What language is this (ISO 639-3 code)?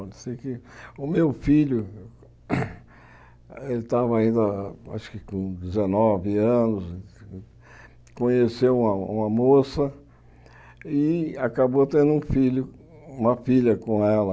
por